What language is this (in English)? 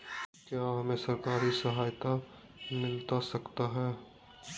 Magahi